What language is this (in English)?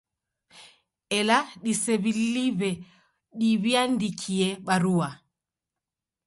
Taita